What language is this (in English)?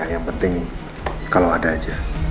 Indonesian